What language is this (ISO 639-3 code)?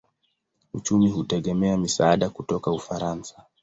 swa